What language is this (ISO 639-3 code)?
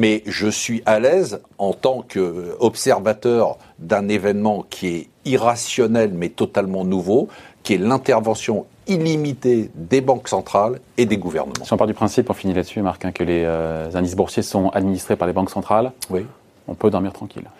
fra